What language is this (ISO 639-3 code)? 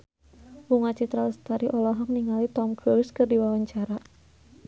sun